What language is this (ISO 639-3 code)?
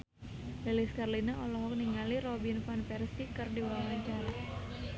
sun